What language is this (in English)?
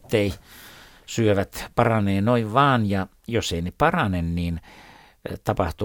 Finnish